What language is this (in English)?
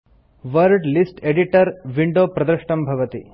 Sanskrit